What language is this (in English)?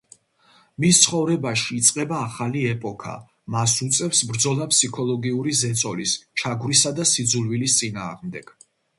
Georgian